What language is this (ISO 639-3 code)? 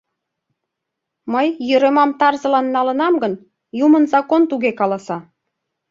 chm